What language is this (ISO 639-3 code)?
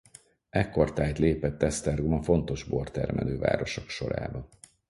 hun